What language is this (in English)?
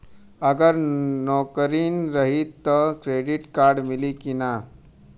Bhojpuri